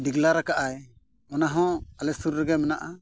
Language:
Santali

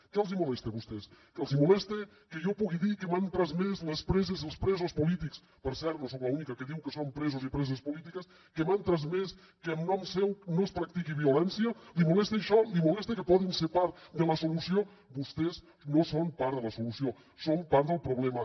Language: Catalan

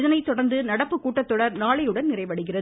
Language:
Tamil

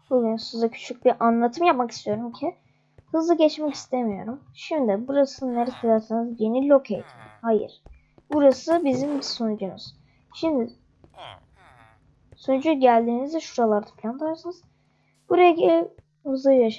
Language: Turkish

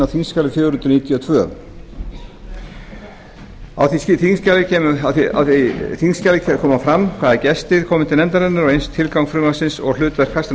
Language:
Icelandic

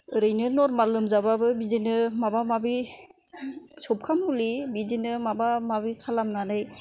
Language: Bodo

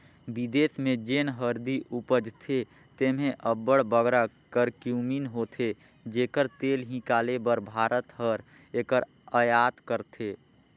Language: Chhattisgarhi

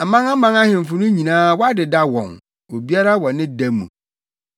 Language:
Akan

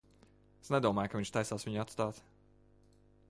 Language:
Latvian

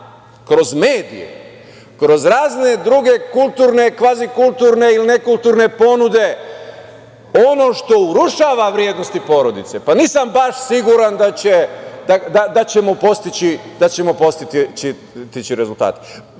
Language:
Serbian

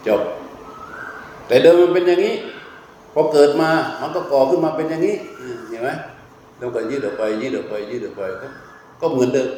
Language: Thai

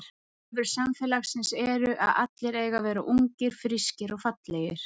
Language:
Icelandic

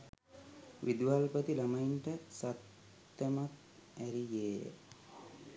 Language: Sinhala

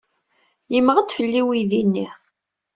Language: Kabyle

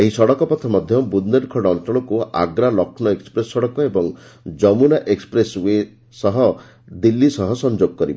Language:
Odia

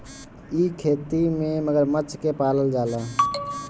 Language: Bhojpuri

